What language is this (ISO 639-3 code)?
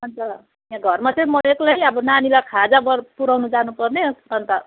nep